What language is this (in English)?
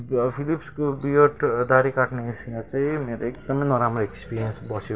Nepali